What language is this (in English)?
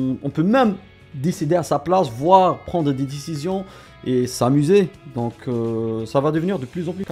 French